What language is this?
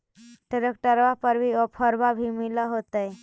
Magahi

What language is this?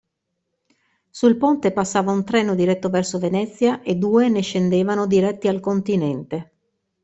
Italian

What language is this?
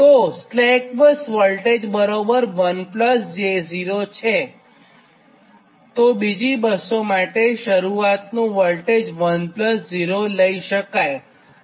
Gujarati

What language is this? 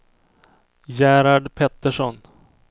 Swedish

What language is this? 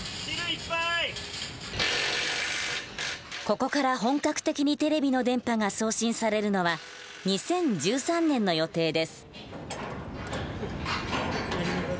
Japanese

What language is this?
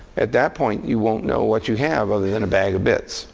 English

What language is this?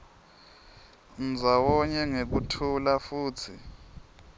Swati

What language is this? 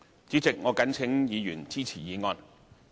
Cantonese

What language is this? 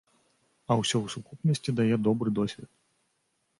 Belarusian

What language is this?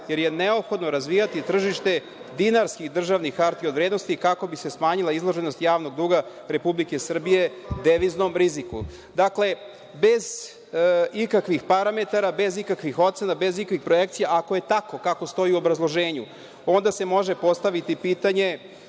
Serbian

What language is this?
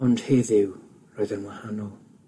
Welsh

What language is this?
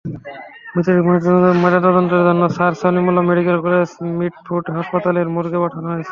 Bangla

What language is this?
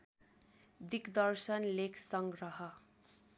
Nepali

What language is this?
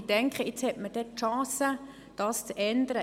Swiss German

